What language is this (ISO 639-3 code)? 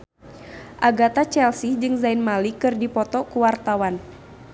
sun